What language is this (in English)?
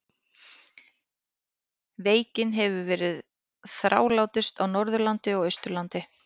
Icelandic